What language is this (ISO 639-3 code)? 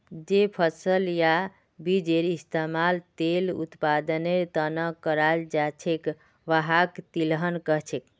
mag